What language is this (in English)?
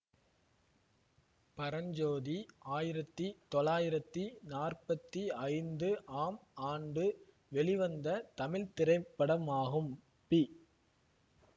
Tamil